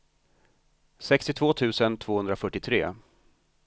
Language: Swedish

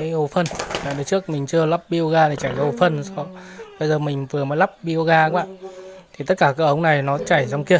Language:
Vietnamese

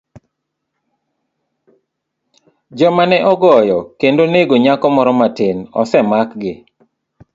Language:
Luo (Kenya and Tanzania)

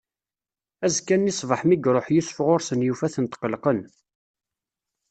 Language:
Kabyle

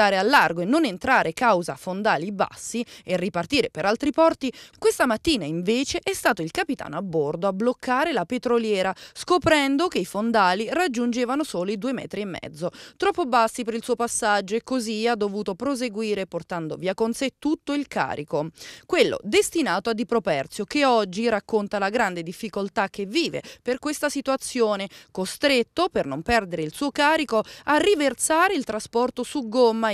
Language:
Italian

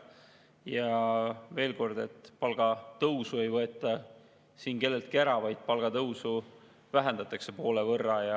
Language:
Estonian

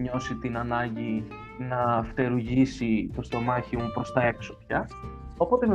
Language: Greek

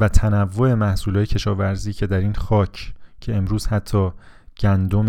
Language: Persian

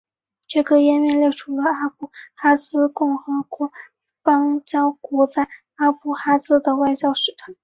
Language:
Chinese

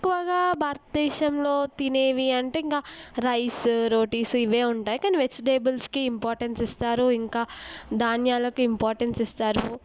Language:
Telugu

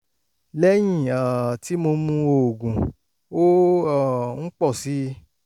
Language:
Yoruba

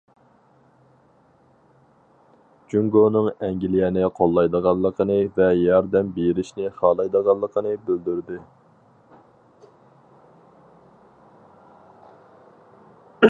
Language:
Uyghur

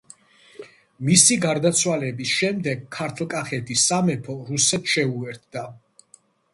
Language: Georgian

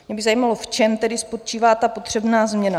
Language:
Czech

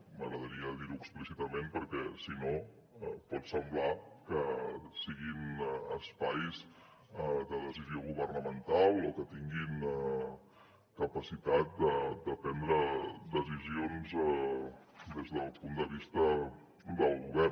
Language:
Catalan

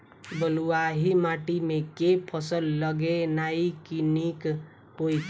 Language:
Maithili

